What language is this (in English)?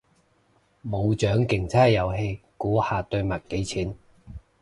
Cantonese